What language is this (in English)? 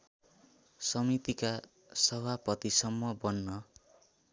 Nepali